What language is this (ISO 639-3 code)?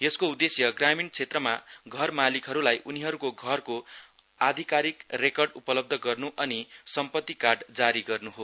nep